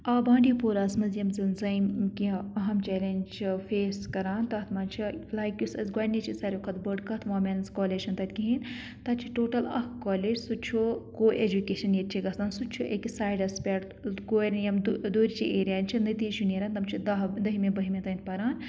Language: Kashmiri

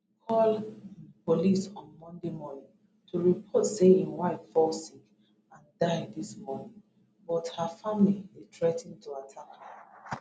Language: Nigerian Pidgin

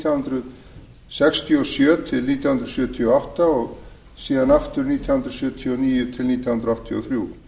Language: Icelandic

